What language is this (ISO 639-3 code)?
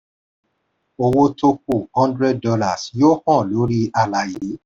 yor